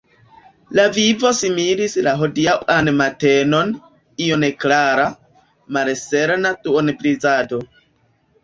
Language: Esperanto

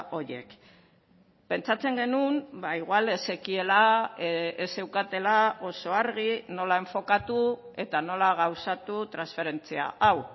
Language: Basque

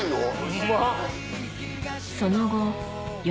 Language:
Japanese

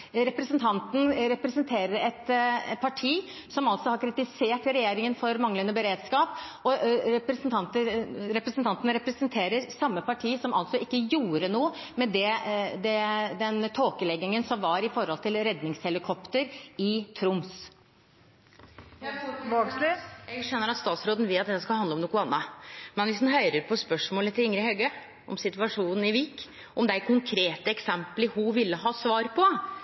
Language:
Norwegian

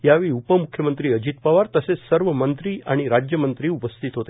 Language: Marathi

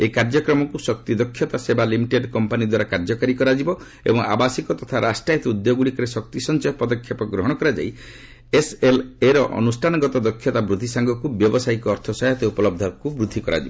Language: Odia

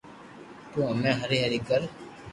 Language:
Loarki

